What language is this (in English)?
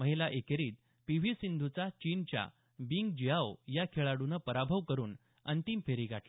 Marathi